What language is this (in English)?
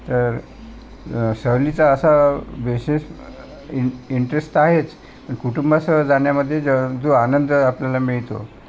Marathi